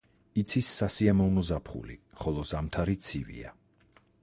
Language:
Georgian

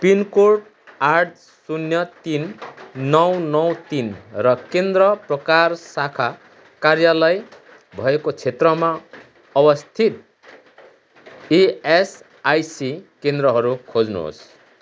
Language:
Nepali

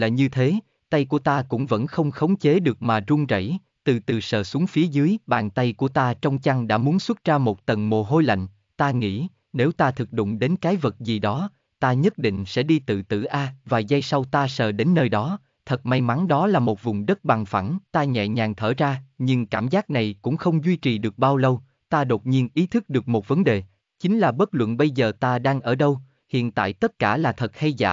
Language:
Vietnamese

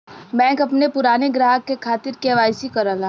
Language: Bhojpuri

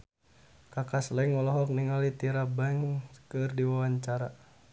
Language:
Sundanese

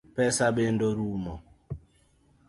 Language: Luo (Kenya and Tanzania)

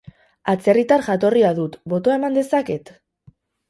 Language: Basque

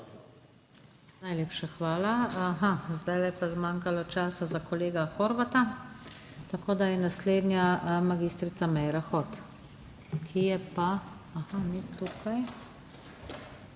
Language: Slovenian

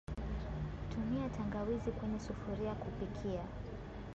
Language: Swahili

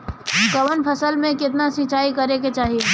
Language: Bhojpuri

